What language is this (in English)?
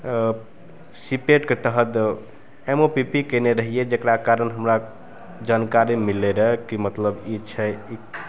Maithili